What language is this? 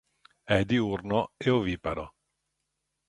Italian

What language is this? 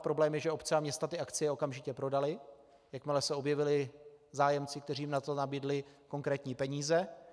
Czech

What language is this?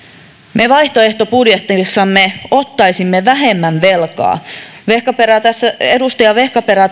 Finnish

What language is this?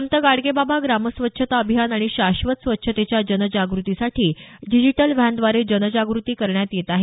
Marathi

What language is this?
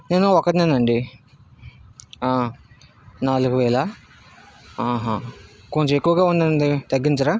Telugu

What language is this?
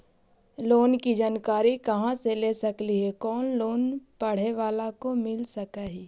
Magahi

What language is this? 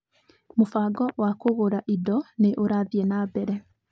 Kikuyu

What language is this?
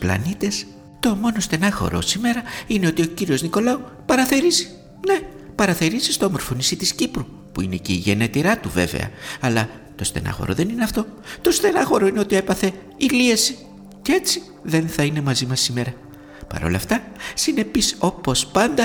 Greek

